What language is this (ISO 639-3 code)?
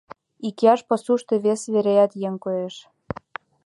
chm